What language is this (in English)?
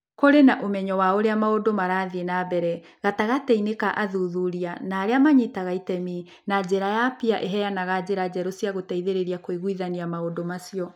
Kikuyu